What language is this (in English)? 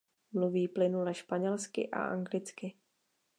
Czech